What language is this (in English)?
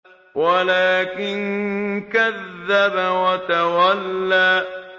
Arabic